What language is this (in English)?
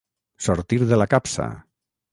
Catalan